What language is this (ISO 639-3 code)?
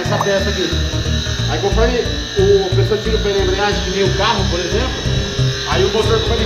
por